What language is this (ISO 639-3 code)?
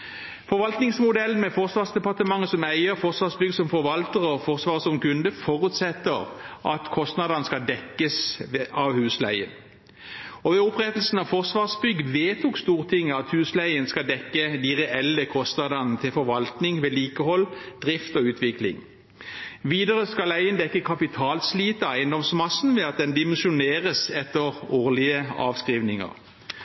nob